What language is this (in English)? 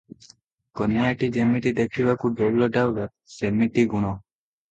Odia